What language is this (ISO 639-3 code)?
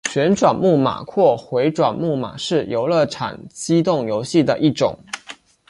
zho